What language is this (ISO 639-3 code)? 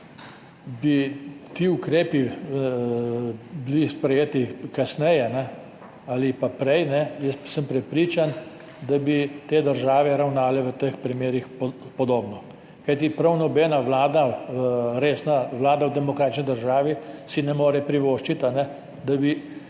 slv